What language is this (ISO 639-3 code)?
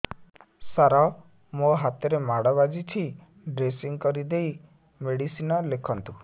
ori